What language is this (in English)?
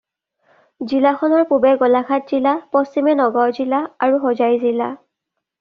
Assamese